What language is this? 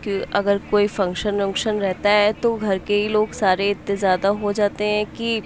Urdu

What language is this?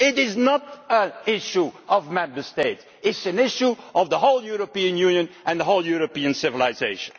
English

